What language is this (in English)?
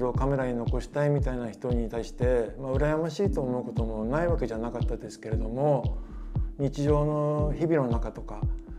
Japanese